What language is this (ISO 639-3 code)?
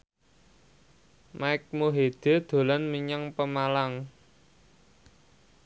jav